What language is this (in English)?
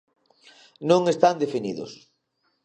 Galician